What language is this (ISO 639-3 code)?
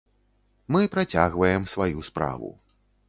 bel